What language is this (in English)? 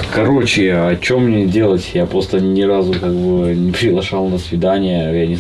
Russian